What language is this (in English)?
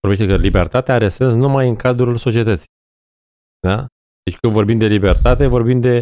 Romanian